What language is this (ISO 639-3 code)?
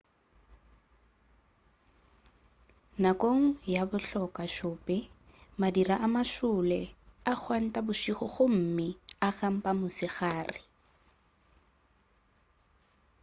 nso